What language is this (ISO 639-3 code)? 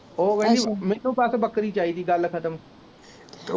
pan